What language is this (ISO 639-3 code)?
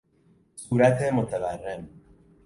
fas